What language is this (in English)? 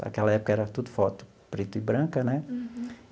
Portuguese